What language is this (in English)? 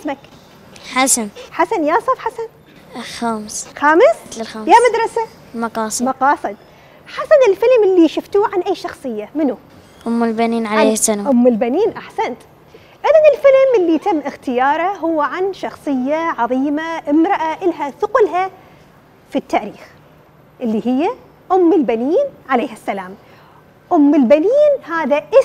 Arabic